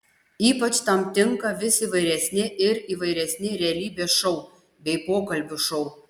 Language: Lithuanian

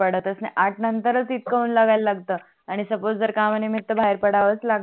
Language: Marathi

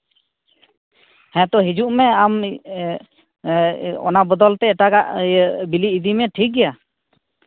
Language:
Santali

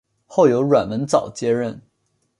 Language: Chinese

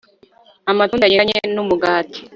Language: Kinyarwanda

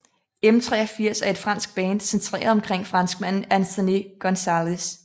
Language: Danish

